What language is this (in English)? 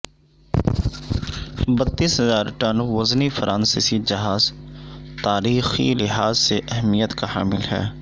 Urdu